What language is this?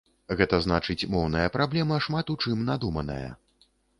Belarusian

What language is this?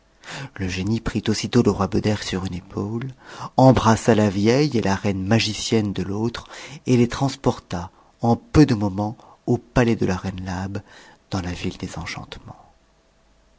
French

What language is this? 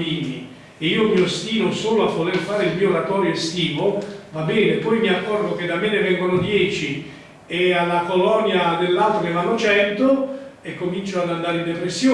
Italian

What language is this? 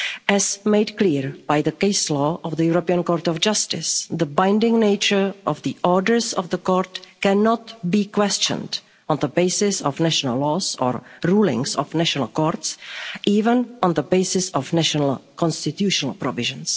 English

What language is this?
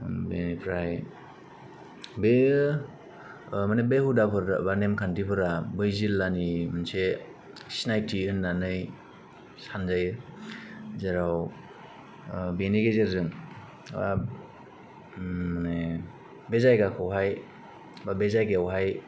Bodo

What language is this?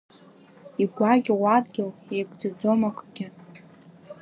Abkhazian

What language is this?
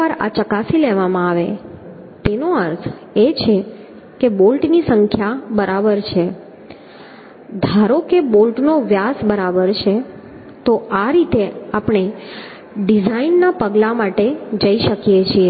Gujarati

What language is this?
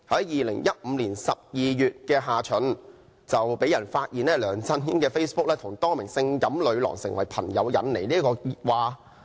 Cantonese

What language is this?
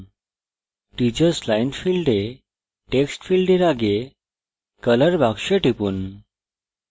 Bangla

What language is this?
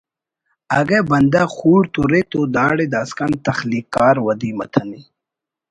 Brahui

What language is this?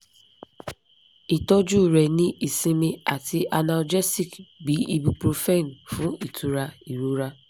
Yoruba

